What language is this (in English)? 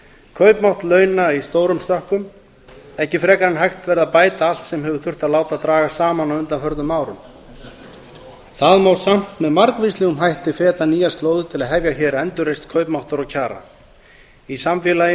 Icelandic